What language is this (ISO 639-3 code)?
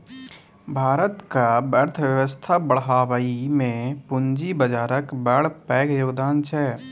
mai